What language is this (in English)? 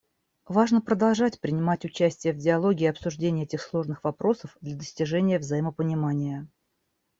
Russian